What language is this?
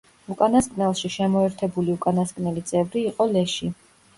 Georgian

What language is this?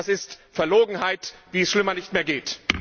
German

